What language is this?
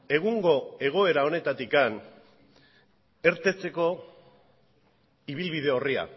Basque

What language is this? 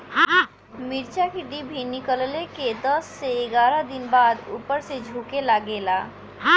Bhojpuri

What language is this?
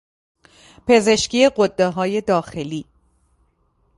Persian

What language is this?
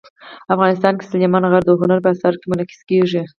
Pashto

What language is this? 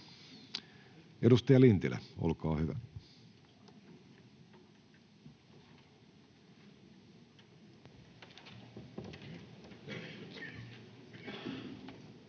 Finnish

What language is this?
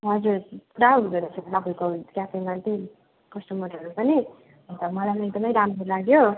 Nepali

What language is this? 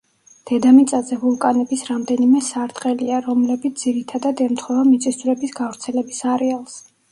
Georgian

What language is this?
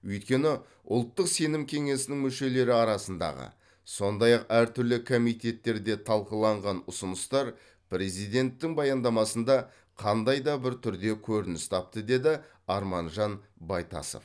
Kazakh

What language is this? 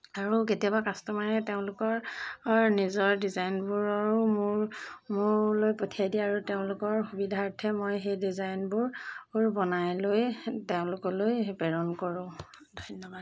Assamese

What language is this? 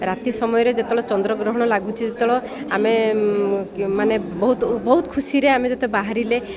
Odia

